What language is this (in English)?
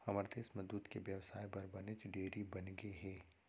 Chhattisgarhi